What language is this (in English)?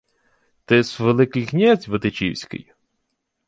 Ukrainian